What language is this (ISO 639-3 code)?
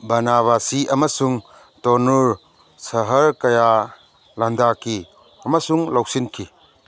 mni